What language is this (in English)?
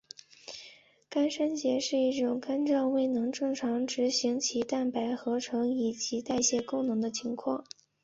Chinese